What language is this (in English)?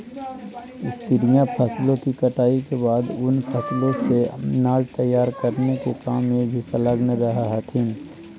Magahi